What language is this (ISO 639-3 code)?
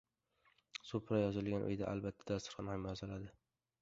uzb